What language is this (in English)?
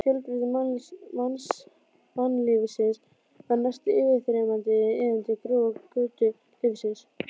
Icelandic